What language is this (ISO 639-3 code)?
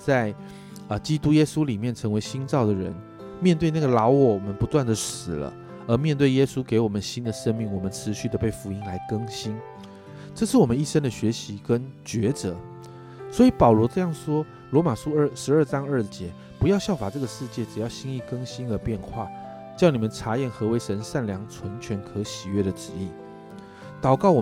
zho